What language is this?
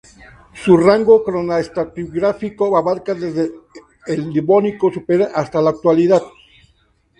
Spanish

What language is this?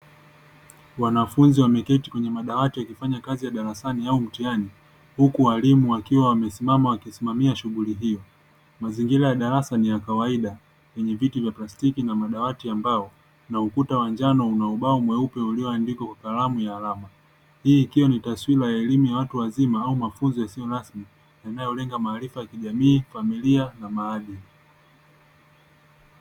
Swahili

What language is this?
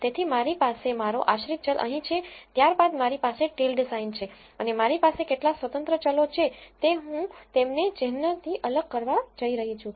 Gujarati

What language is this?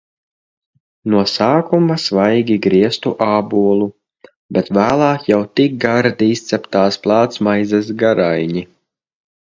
Latvian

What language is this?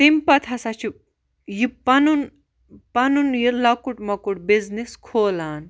Kashmiri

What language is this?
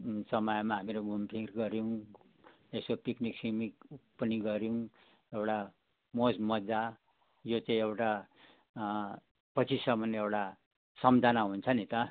Nepali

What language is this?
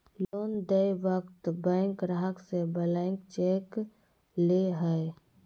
Magahi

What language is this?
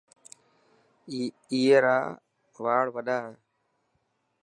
Dhatki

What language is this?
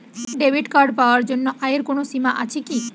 Bangla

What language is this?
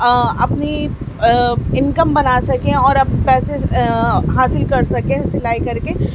Urdu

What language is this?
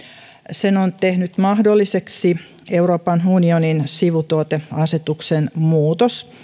Finnish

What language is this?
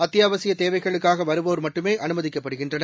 Tamil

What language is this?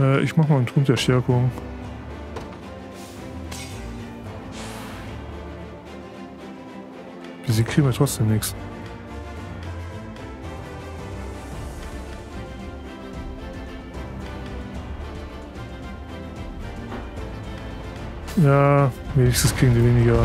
German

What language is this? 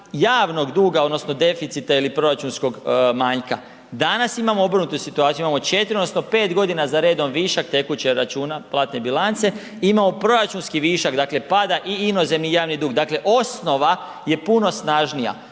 Croatian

